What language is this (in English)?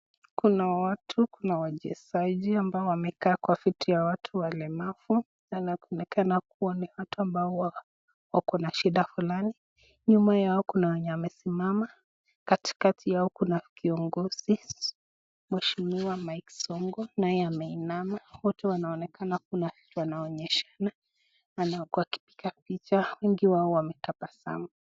Swahili